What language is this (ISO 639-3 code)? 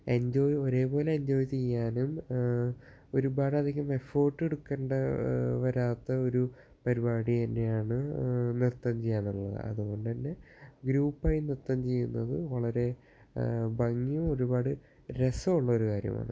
mal